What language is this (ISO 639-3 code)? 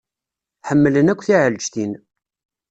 kab